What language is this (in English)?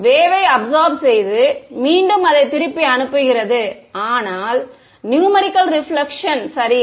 Tamil